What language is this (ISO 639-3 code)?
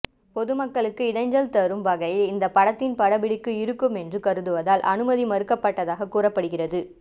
tam